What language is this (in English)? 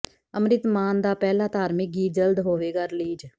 Punjabi